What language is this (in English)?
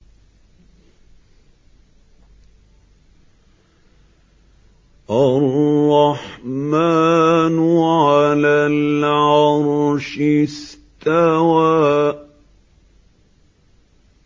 Arabic